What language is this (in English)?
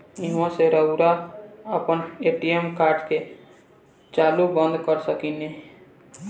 Bhojpuri